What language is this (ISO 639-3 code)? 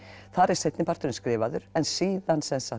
isl